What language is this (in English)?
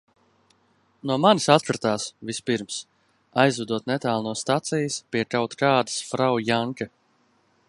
Latvian